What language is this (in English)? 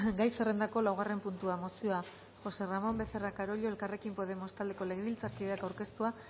Basque